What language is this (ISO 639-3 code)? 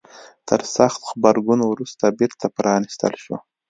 pus